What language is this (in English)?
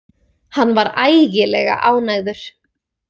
Icelandic